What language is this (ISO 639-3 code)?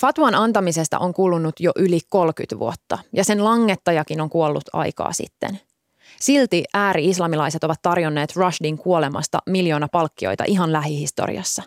fin